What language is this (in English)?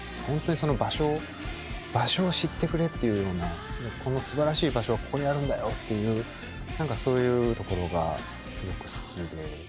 Japanese